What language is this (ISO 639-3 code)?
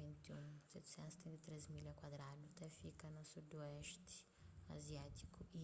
kea